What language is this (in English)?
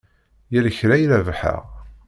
Kabyle